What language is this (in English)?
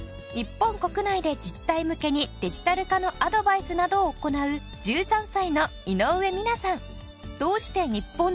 Japanese